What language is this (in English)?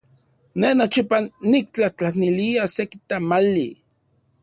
Central Puebla Nahuatl